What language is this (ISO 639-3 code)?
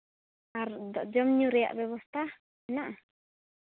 sat